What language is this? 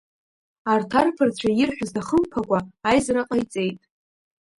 Abkhazian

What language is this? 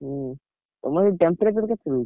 Odia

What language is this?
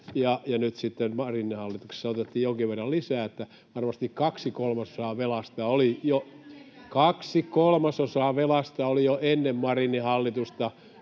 Finnish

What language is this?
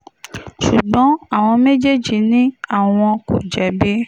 Yoruba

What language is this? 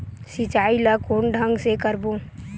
Chhattisgarhi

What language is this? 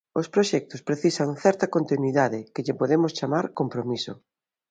Galician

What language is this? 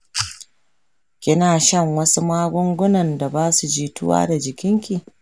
Hausa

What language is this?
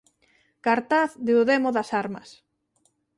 Galician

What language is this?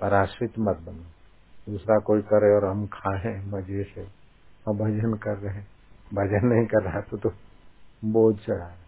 Hindi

